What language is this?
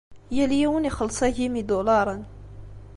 Kabyle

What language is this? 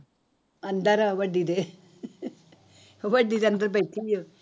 Punjabi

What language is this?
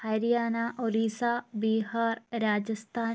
Malayalam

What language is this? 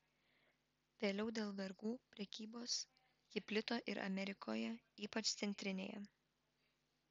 Lithuanian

